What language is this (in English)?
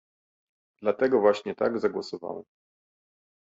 Polish